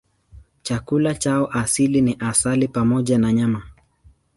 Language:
Swahili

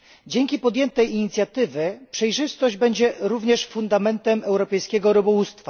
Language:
Polish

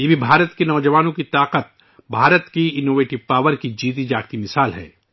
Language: Urdu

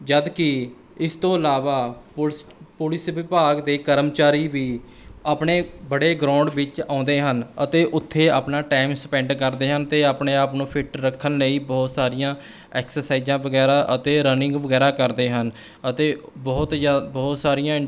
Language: Punjabi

